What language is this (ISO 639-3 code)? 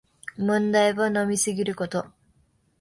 jpn